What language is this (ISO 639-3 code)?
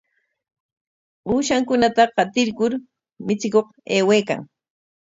qwa